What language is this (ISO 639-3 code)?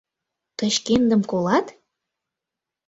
chm